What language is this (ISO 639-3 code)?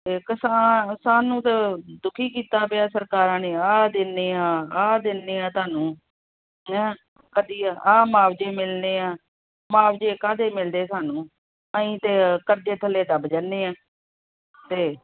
pan